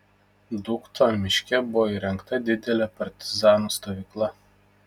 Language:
Lithuanian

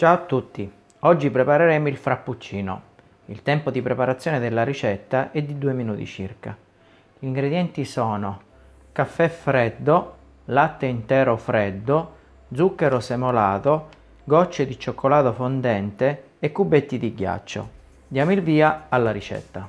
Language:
Italian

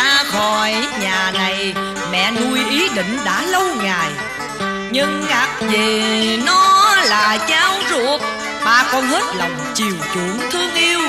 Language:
Vietnamese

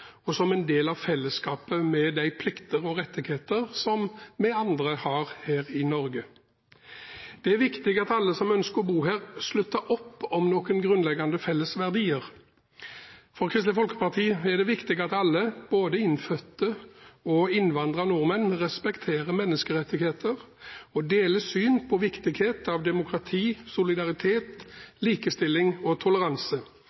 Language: Norwegian Bokmål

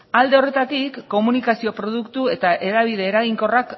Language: Basque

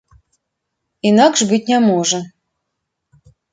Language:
Belarusian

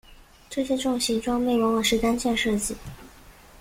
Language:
Chinese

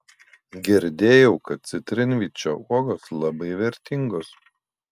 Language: Lithuanian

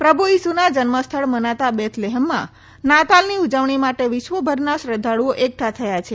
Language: Gujarati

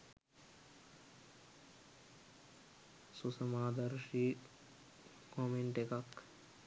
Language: Sinhala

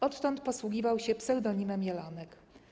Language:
Polish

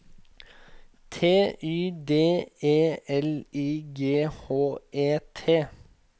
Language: Norwegian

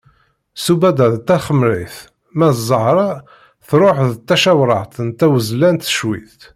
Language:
Kabyle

